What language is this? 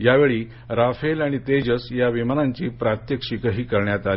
Marathi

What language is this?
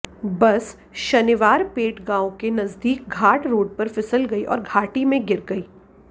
Hindi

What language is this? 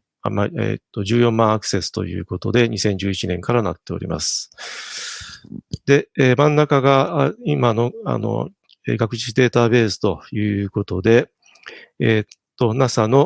Japanese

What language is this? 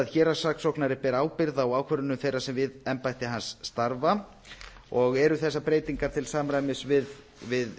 Icelandic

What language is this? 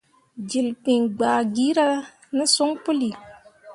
Mundang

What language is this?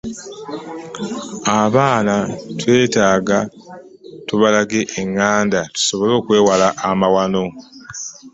Ganda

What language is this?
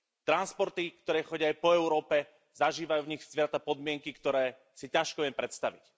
Slovak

